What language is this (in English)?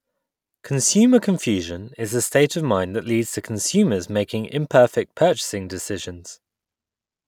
English